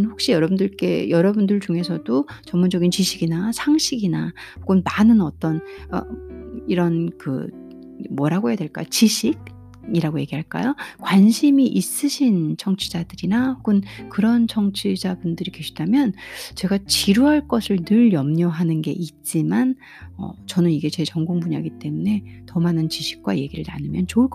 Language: Korean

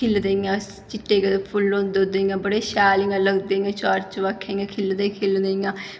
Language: Dogri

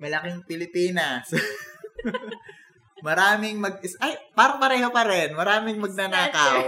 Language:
Filipino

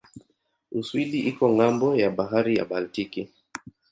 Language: Swahili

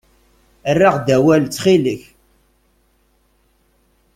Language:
Kabyle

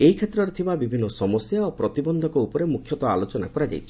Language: Odia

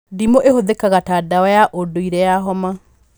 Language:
Kikuyu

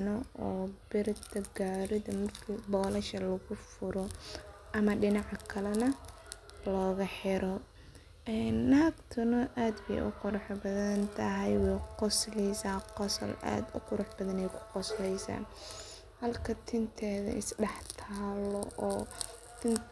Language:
Somali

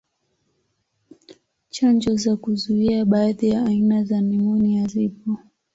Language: Swahili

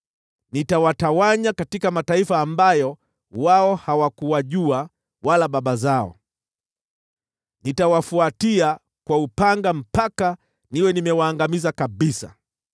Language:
Swahili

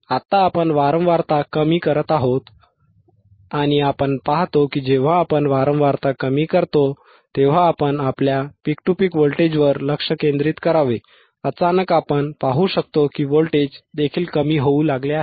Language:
Marathi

